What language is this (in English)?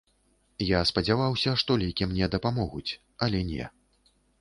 Belarusian